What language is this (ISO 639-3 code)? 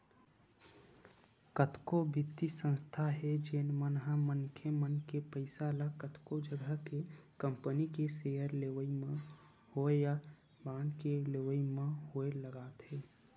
hne